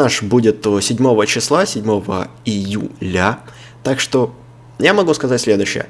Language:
Russian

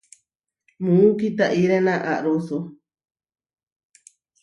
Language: Huarijio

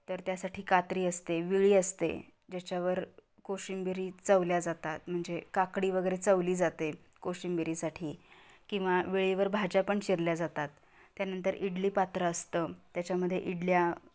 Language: Marathi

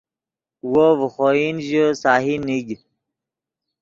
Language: Yidgha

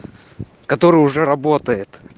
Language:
Russian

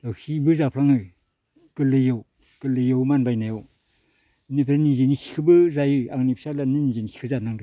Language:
Bodo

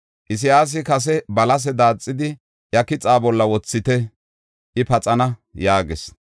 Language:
Gofa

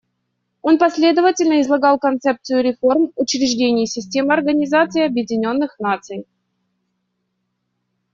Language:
Russian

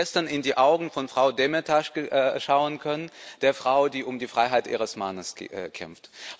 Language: German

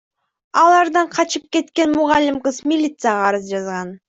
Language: Kyrgyz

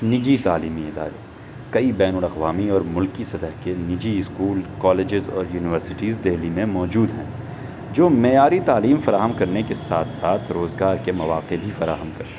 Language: Urdu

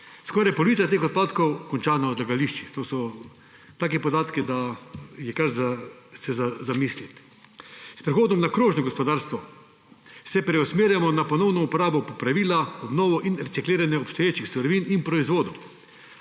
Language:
Slovenian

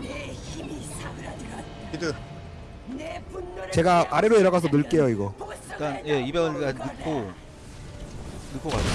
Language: Korean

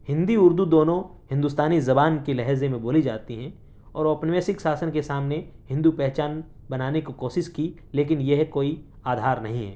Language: Urdu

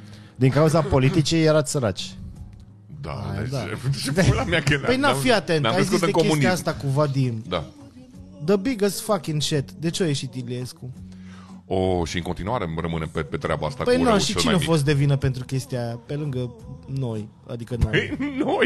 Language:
Romanian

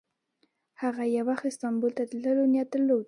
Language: Pashto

